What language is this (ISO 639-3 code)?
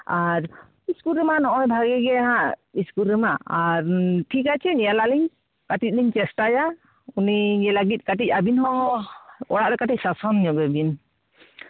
sat